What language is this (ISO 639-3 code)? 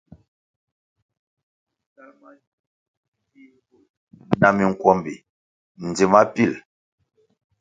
nmg